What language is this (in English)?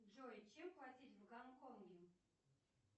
Russian